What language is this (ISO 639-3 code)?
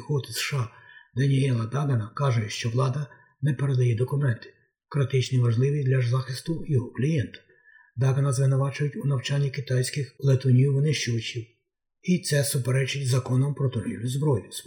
ukr